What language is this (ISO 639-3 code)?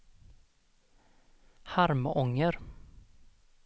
swe